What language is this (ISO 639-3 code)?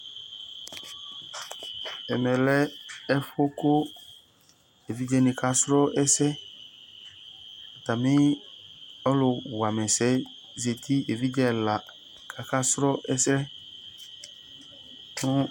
kpo